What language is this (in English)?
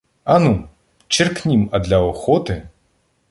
Ukrainian